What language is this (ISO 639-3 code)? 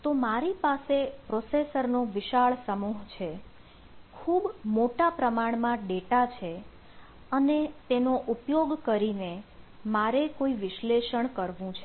guj